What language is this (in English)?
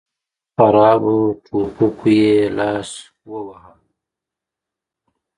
Pashto